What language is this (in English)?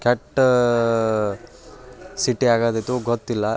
Kannada